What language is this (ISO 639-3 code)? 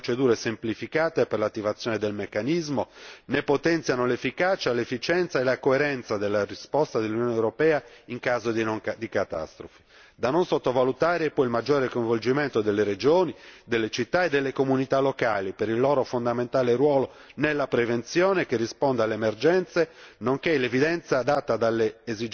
ita